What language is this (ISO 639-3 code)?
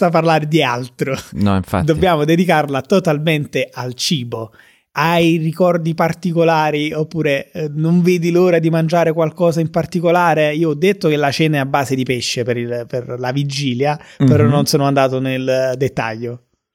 ita